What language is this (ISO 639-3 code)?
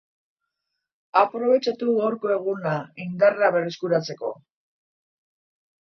eus